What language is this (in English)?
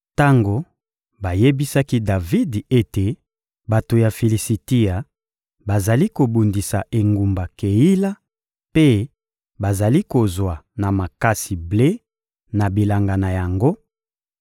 Lingala